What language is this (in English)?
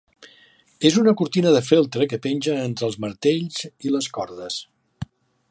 Catalan